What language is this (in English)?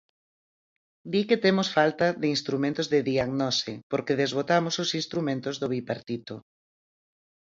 Galician